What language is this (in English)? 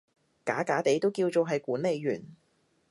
Cantonese